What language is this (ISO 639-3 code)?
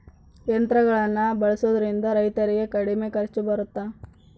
kan